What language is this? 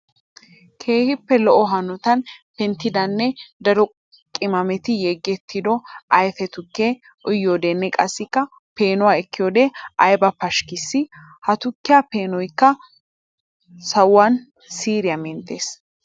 Wolaytta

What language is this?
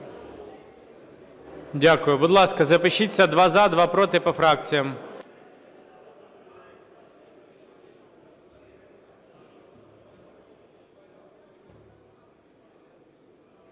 Ukrainian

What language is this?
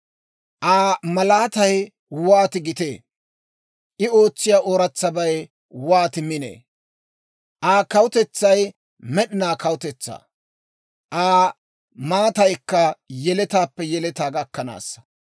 Dawro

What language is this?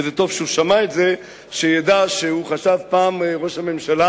Hebrew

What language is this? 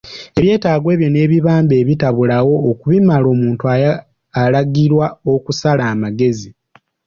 Ganda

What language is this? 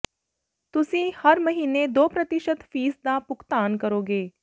Punjabi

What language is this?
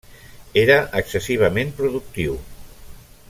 Catalan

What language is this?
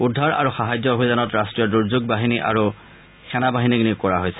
Assamese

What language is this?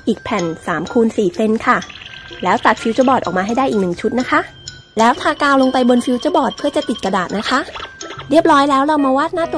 Thai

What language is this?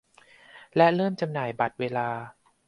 Thai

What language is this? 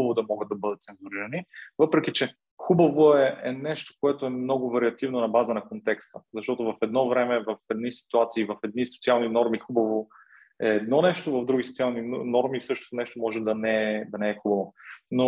Bulgarian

